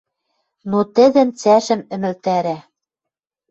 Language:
Western Mari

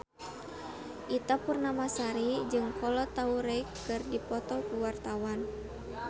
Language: Sundanese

